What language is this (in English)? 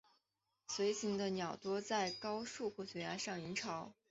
Chinese